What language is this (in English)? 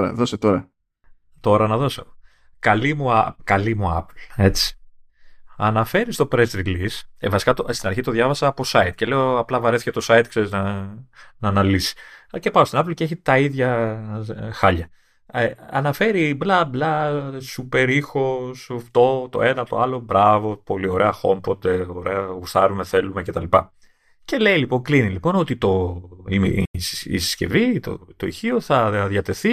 Greek